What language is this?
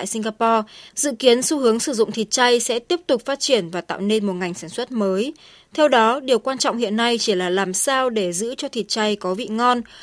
Vietnamese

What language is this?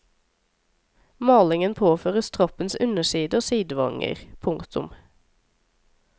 Norwegian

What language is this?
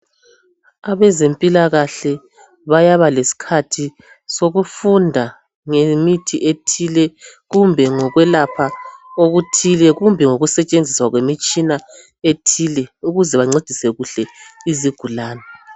North Ndebele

